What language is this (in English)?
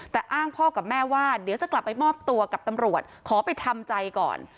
Thai